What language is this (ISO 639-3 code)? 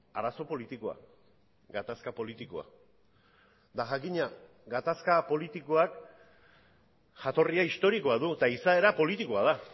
eus